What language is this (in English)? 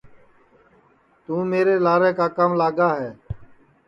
Sansi